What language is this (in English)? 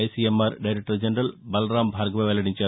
Telugu